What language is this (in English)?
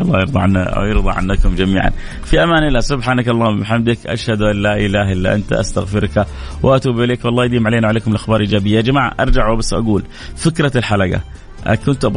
Arabic